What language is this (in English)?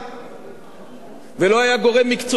Hebrew